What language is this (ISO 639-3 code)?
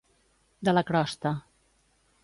cat